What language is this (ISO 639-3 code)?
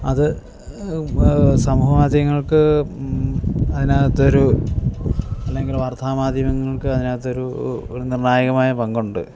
mal